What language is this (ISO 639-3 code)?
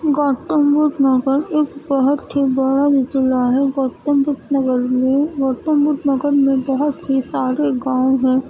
urd